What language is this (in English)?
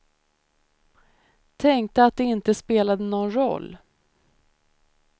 Swedish